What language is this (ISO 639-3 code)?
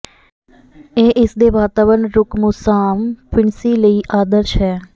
pan